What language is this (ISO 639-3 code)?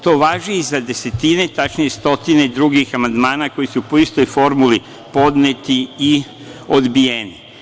srp